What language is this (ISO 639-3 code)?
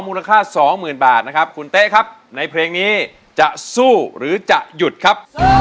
tha